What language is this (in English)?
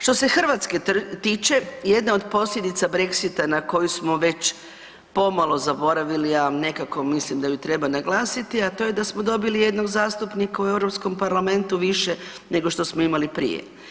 Croatian